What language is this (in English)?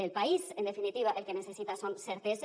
Catalan